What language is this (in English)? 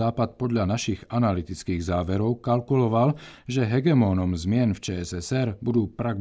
Czech